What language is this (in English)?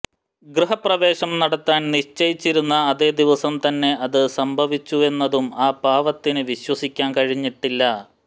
Malayalam